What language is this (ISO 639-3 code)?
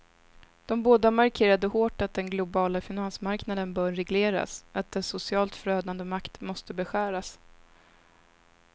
swe